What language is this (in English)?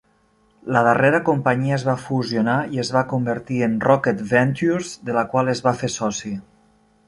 Catalan